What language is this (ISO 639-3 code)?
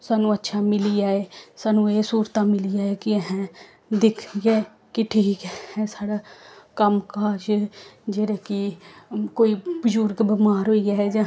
doi